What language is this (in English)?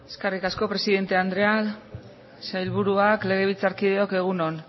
Basque